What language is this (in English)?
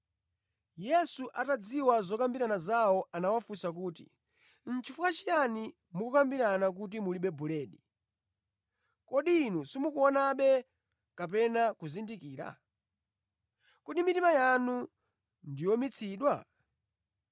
Nyanja